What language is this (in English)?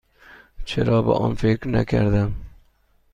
Persian